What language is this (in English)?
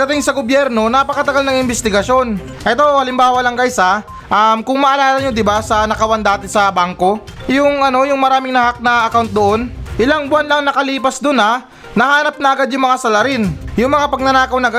Filipino